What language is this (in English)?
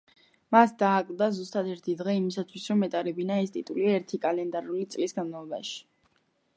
Georgian